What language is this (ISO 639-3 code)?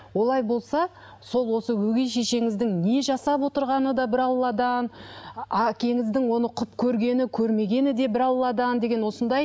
kaz